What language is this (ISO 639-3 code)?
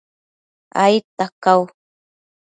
mcf